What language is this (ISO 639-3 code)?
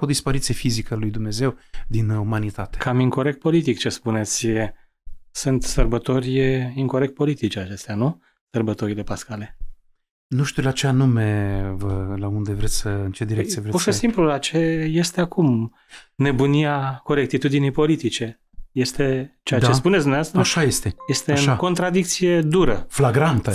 ron